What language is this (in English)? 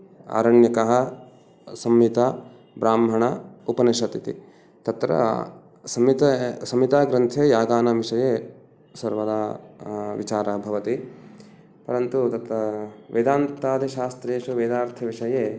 Sanskrit